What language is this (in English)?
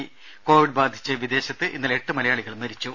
Malayalam